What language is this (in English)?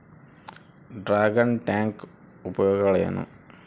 Kannada